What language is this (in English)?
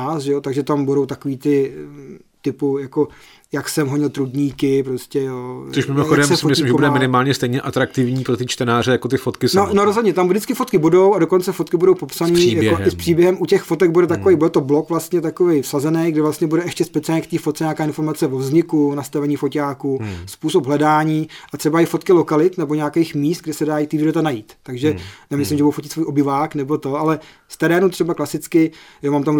Czech